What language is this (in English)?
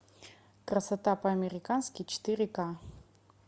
Russian